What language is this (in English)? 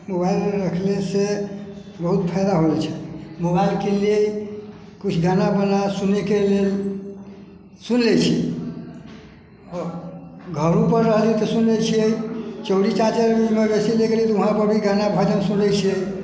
Maithili